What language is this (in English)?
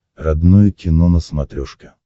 Russian